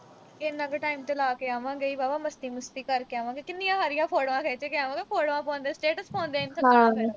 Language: Punjabi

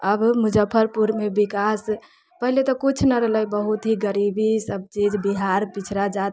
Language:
Maithili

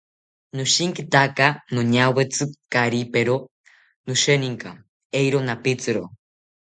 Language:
South Ucayali Ashéninka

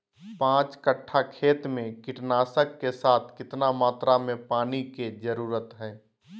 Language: Magahi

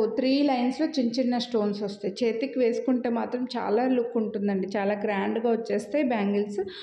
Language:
Telugu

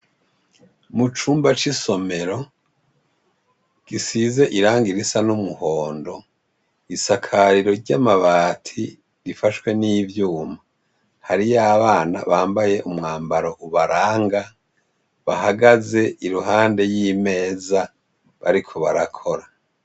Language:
Rundi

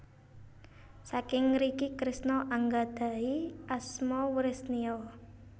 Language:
Javanese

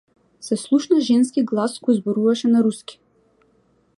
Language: Macedonian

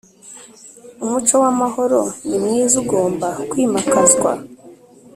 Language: Kinyarwanda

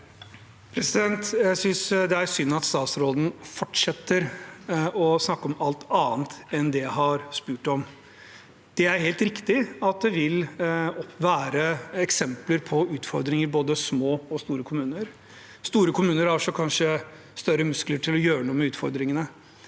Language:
Norwegian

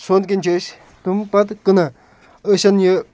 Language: Kashmiri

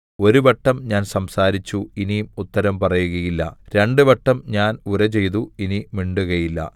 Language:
Malayalam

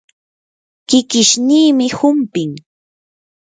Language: Yanahuanca Pasco Quechua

